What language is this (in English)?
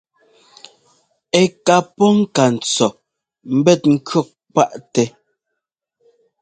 Ngomba